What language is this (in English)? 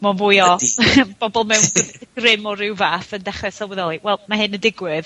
Welsh